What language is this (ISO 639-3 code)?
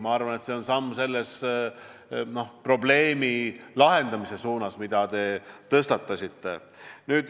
est